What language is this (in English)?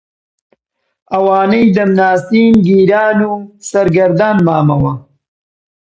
Central Kurdish